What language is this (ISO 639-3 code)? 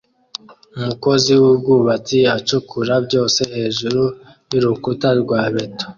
kin